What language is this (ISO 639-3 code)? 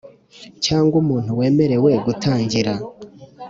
kin